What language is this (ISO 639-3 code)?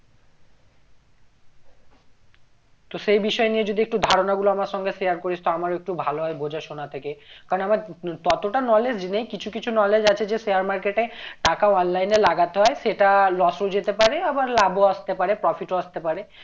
ben